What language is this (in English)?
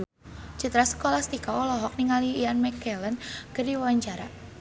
Sundanese